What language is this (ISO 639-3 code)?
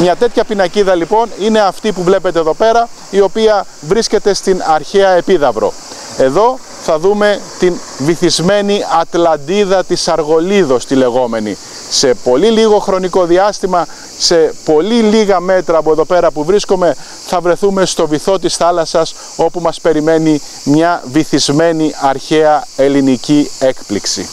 ell